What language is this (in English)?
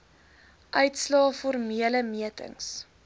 Afrikaans